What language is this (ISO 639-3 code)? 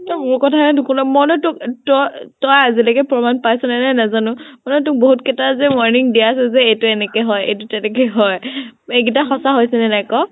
asm